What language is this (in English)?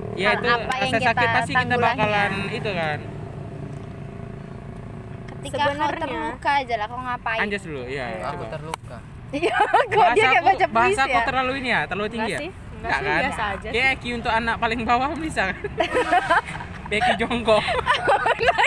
Indonesian